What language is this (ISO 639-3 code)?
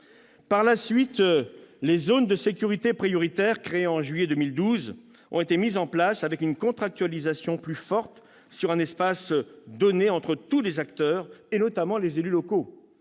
fra